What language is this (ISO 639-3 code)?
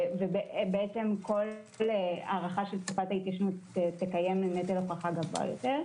heb